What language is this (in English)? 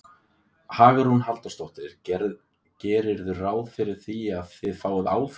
Icelandic